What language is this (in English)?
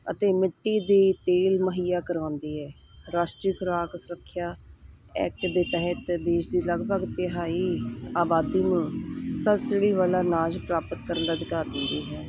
Punjabi